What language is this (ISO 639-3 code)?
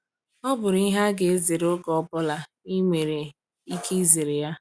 ibo